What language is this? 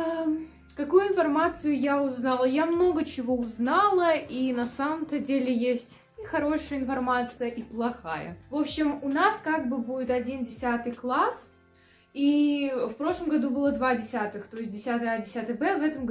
Russian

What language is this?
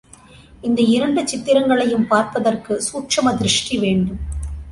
Tamil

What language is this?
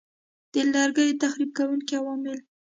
Pashto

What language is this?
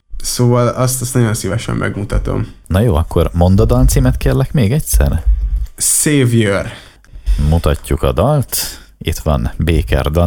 Hungarian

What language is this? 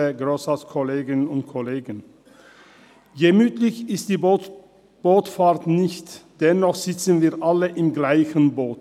Swiss German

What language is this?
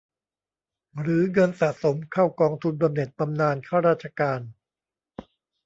Thai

